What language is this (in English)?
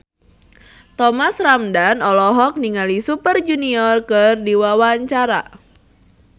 Sundanese